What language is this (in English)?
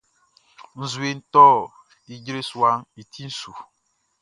Baoulé